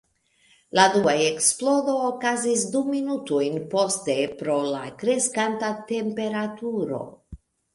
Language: Esperanto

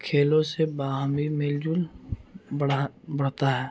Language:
Urdu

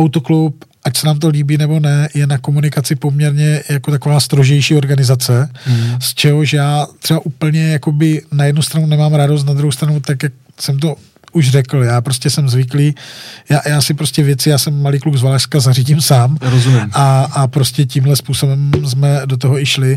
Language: Czech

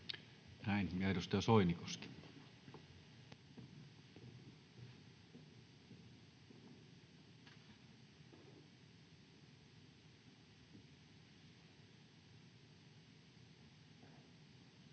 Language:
Finnish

